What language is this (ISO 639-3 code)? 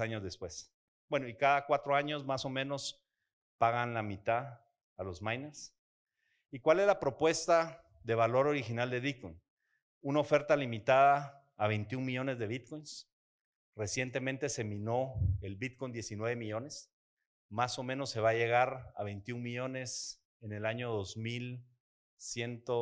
spa